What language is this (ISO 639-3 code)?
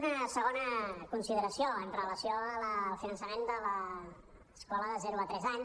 cat